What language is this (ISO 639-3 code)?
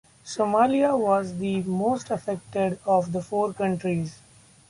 eng